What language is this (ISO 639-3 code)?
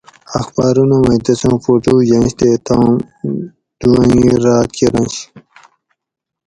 gwc